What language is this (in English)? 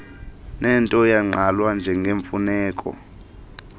Xhosa